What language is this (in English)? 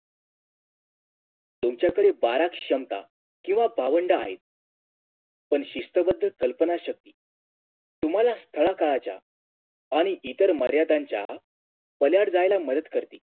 Marathi